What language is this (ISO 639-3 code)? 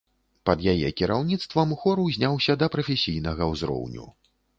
bel